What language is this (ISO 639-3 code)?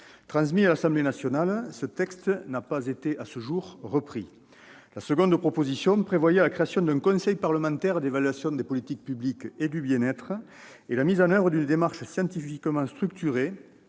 fra